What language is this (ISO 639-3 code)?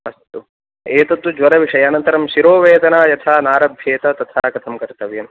san